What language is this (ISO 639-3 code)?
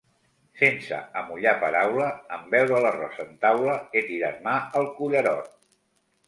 cat